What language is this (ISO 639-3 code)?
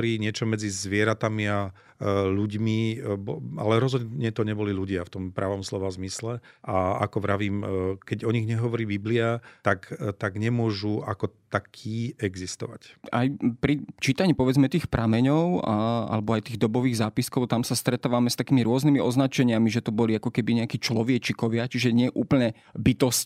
slk